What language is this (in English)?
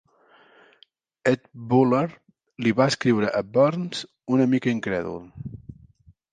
Catalan